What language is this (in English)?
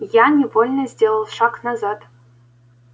Russian